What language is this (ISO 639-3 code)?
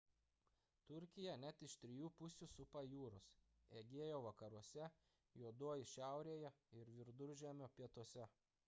lit